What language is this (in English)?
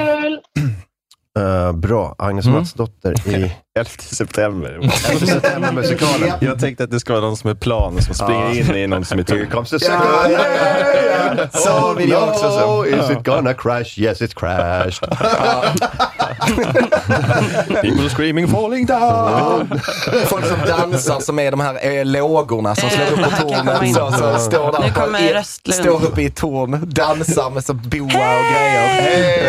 Swedish